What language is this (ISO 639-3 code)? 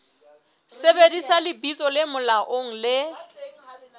sot